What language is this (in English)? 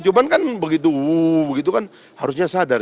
Indonesian